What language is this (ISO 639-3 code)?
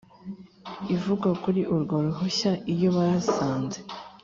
kin